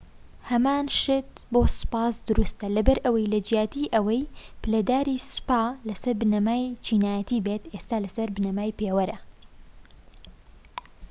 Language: Central Kurdish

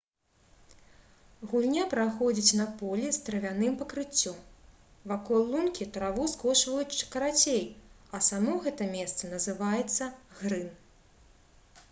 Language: Belarusian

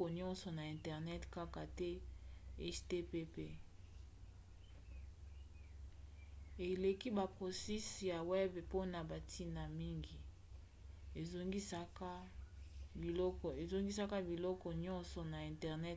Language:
Lingala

